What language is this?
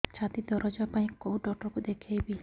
Odia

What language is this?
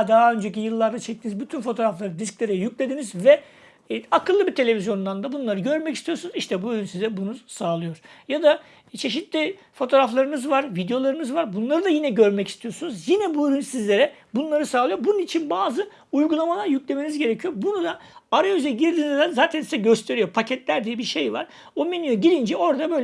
Turkish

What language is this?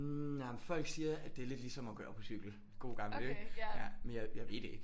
Danish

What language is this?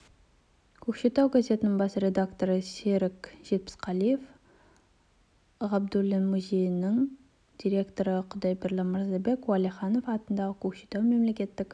Kazakh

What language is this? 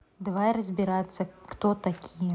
Russian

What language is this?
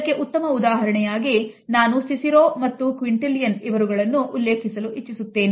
Kannada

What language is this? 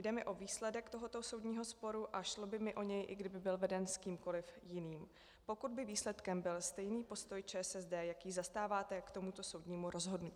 Czech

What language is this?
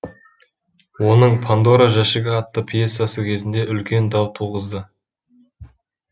Kazakh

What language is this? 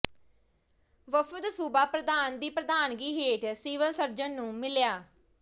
Punjabi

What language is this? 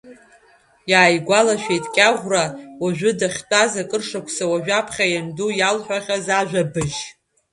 Abkhazian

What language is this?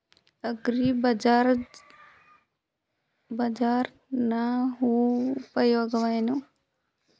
Kannada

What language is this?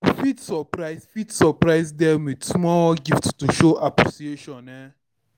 Nigerian Pidgin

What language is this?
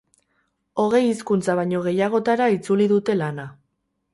Basque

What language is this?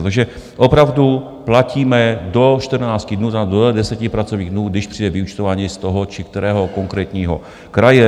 Czech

